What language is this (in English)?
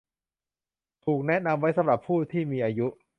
Thai